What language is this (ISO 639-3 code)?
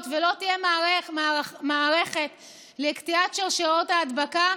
heb